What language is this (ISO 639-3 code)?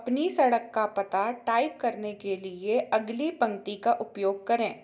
hin